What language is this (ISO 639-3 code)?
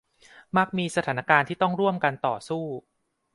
tha